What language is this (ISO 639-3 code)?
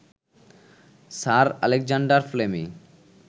ben